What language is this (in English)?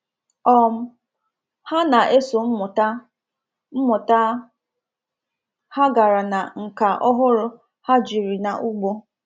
Igbo